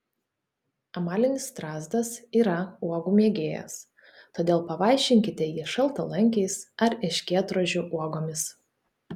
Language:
Lithuanian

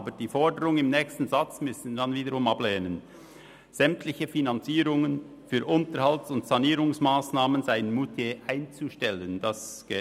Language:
Swiss German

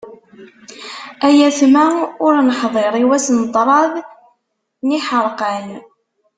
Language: Kabyle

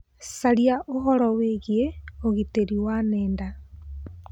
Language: Kikuyu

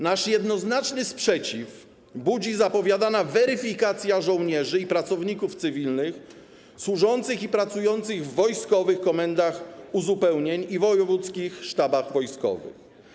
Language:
Polish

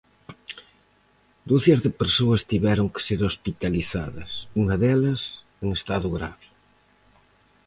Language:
Galician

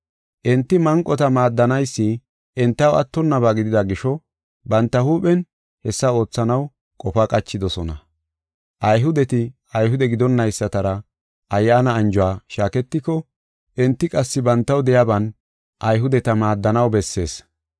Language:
Gofa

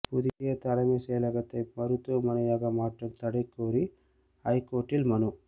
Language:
Tamil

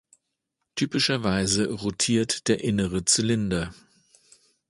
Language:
German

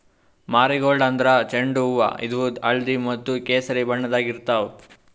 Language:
Kannada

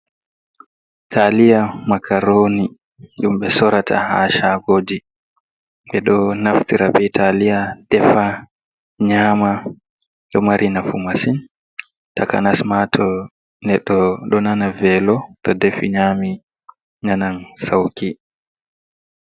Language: Fula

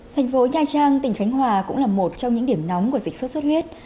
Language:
Vietnamese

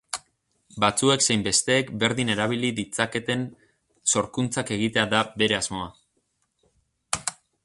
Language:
Basque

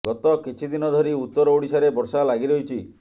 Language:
Odia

